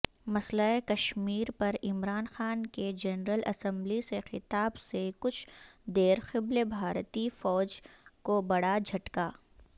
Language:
Urdu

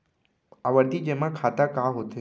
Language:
Chhattisgarhi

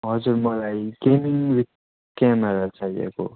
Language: Nepali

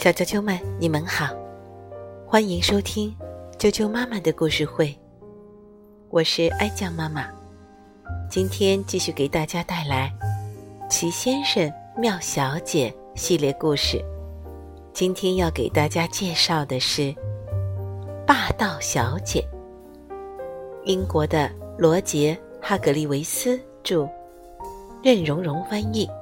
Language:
Chinese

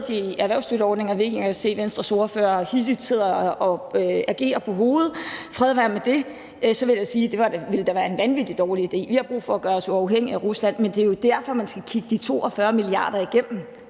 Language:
Danish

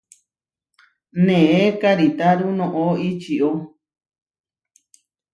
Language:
Huarijio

